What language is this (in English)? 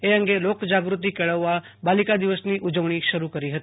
Gujarati